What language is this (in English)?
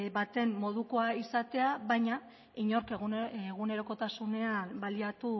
Basque